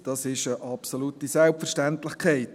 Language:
Swiss German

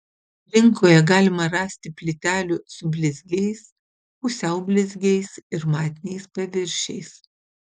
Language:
Lithuanian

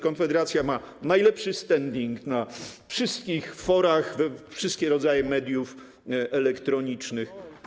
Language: Polish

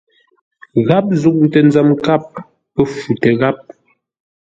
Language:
Ngombale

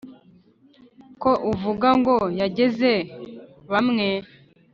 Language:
Kinyarwanda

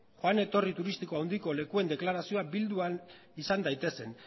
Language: Basque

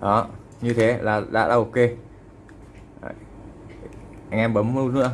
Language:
Vietnamese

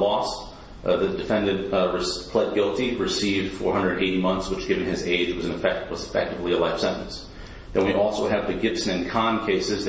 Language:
English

